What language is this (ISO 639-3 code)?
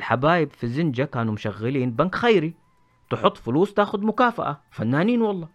ara